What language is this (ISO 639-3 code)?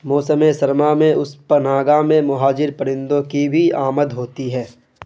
urd